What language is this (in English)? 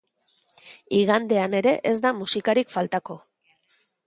Basque